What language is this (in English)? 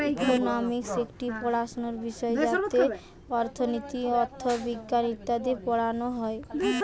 Bangla